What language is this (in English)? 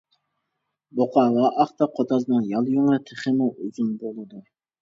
Uyghur